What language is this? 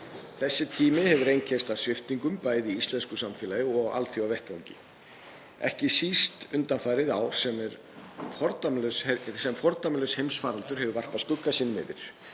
Icelandic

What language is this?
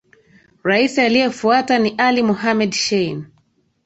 Swahili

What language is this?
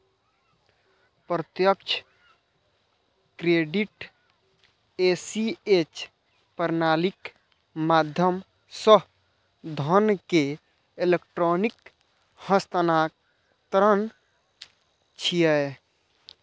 Maithili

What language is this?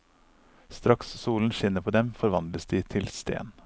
Norwegian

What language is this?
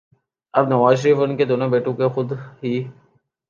Urdu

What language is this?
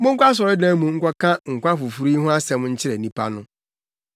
Akan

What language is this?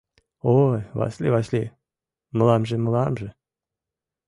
Mari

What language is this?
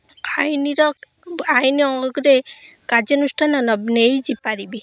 Odia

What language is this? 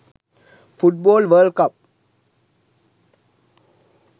Sinhala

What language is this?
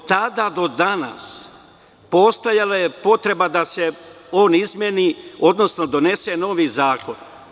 Serbian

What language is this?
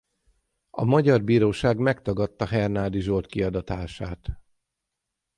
Hungarian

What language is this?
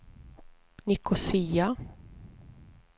Swedish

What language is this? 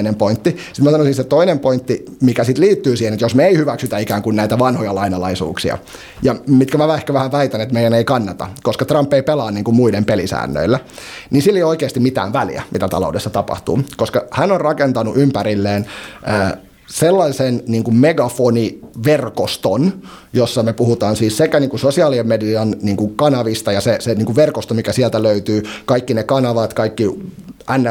Finnish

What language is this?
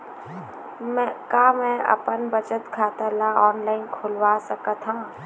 Chhattisgarhi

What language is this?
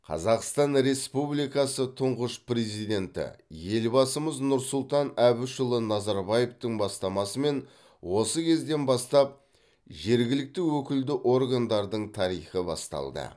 Kazakh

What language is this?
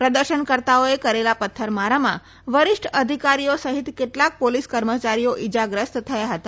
Gujarati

